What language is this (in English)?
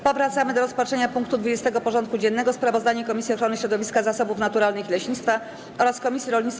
Polish